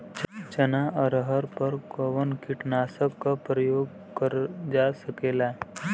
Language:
Bhojpuri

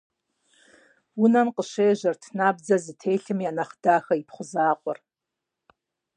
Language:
Kabardian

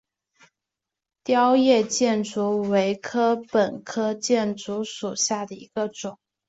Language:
Chinese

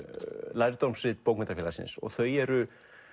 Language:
Icelandic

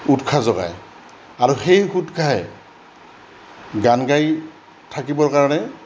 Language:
Assamese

